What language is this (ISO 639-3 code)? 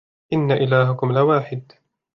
ara